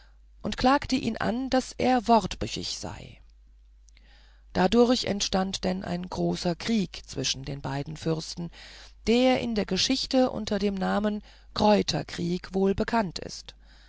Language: German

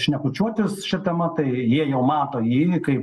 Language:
Lithuanian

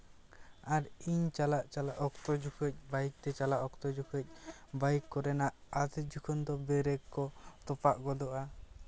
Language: Santali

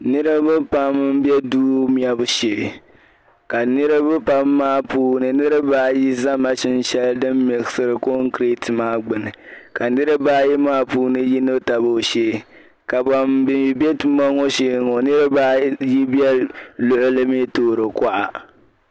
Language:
Dagbani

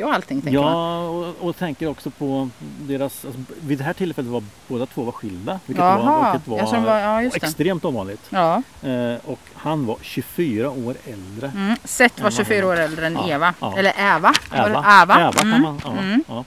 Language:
Swedish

